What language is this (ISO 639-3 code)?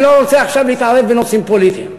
heb